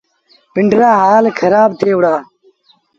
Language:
Sindhi Bhil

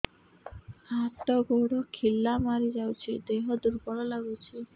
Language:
Odia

